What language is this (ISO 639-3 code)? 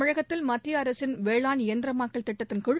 tam